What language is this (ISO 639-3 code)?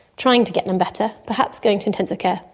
eng